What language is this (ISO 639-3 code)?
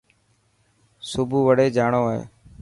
mki